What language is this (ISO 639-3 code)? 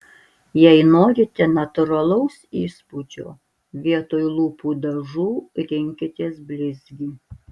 lit